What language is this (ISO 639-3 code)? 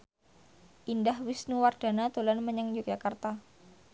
jav